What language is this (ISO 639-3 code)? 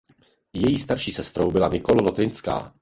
ces